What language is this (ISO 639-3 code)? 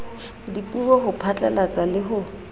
sot